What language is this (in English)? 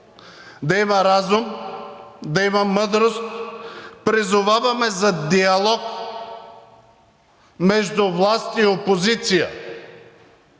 Bulgarian